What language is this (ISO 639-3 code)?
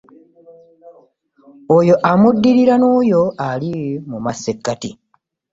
lug